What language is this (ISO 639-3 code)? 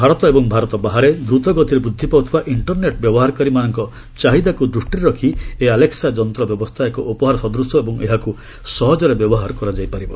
ori